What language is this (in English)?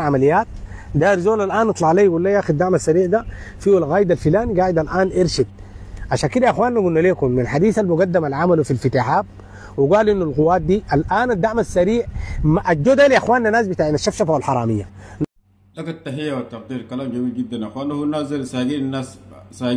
Arabic